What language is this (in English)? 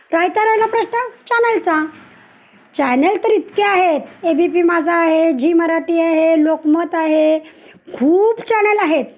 Marathi